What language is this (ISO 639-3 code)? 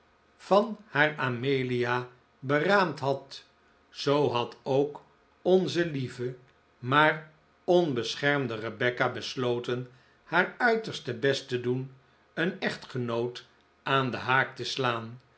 nld